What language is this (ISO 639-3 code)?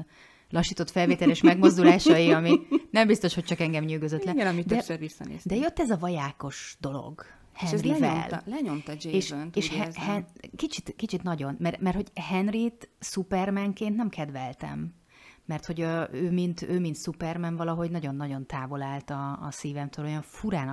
hun